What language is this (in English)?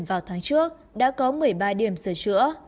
Vietnamese